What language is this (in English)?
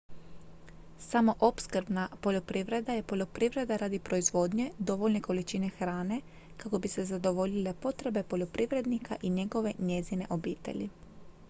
Croatian